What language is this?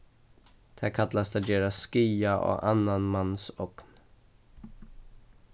Faroese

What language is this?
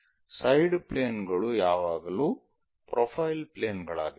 Kannada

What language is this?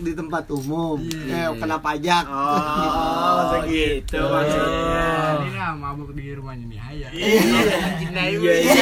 Indonesian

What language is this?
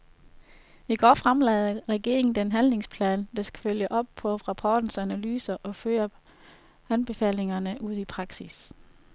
Danish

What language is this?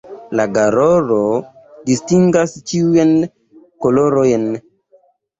Esperanto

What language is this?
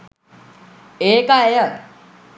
Sinhala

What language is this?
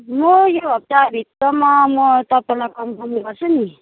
Nepali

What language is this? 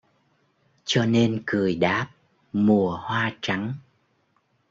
Vietnamese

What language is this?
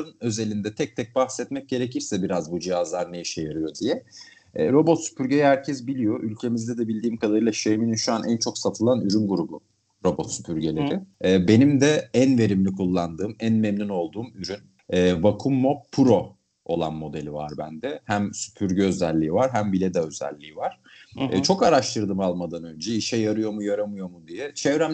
Turkish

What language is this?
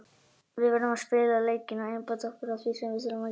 Icelandic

